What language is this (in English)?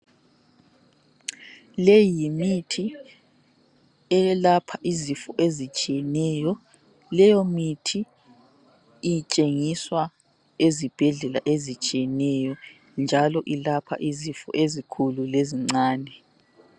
North Ndebele